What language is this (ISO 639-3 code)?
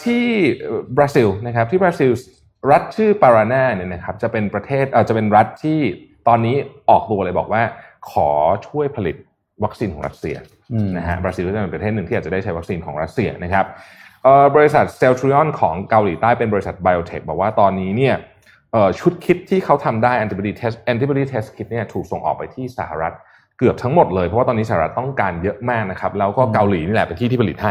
tha